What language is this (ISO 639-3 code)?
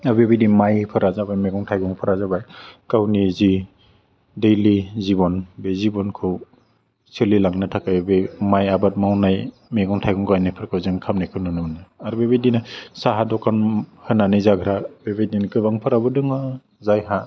brx